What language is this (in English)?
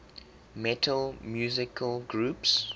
English